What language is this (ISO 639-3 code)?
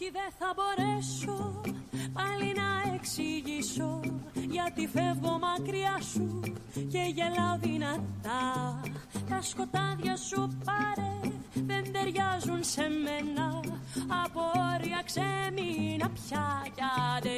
ell